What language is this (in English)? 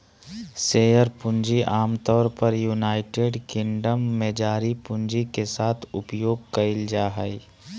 Magahi